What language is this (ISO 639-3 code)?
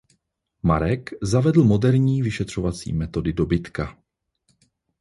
ces